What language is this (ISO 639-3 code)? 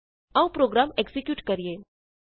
pan